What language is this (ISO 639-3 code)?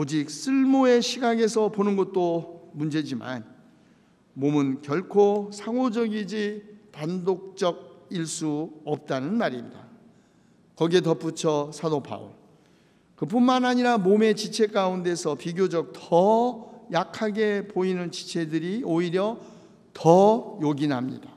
kor